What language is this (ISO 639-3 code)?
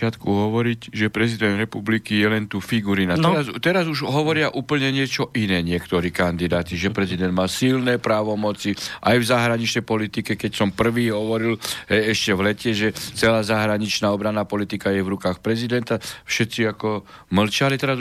slk